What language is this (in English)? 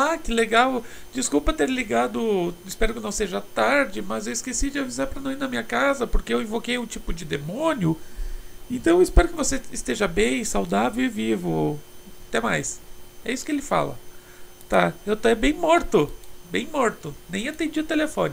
Portuguese